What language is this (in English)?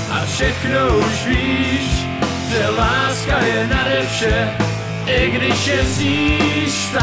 Czech